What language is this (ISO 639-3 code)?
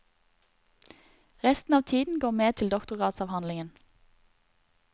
nor